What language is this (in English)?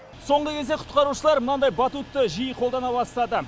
Kazakh